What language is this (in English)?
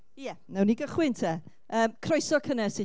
Welsh